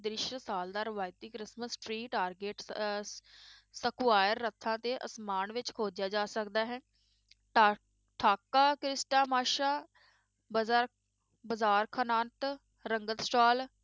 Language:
Punjabi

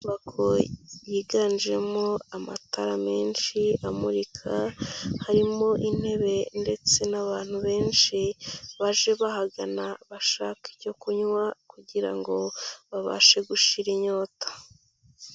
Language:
Kinyarwanda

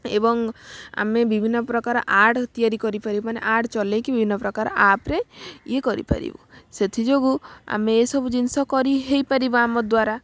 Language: Odia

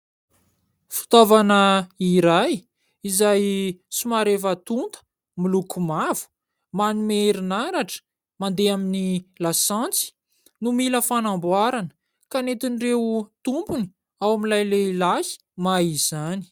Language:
Malagasy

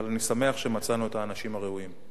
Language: Hebrew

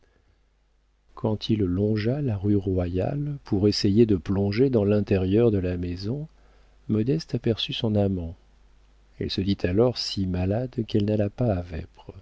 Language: French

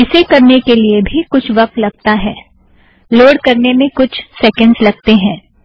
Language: Hindi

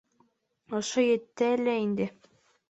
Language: Bashkir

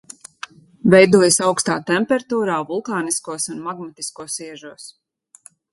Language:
Latvian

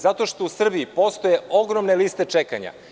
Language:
Serbian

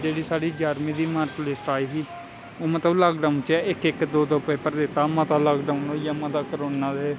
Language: Dogri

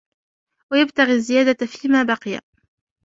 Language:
Arabic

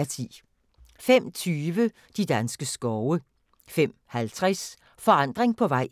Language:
Danish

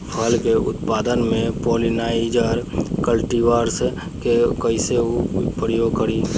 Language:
Bhojpuri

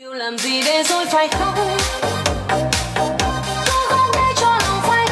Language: Vietnamese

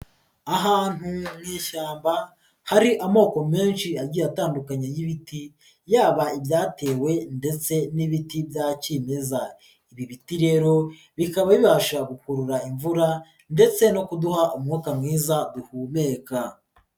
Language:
Kinyarwanda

